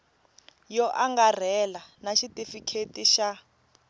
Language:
Tsonga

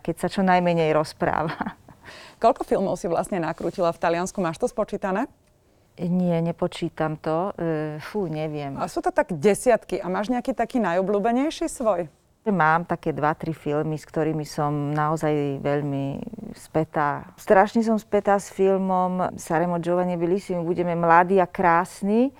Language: Slovak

